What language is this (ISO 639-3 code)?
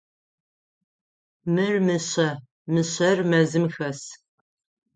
ady